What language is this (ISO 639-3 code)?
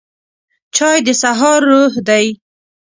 pus